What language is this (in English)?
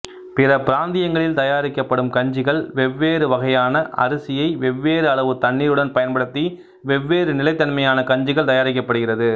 Tamil